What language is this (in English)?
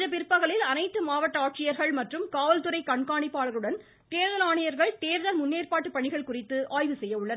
Tamil